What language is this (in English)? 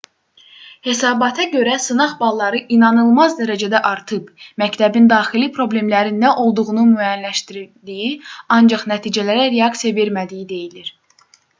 Azerbaijani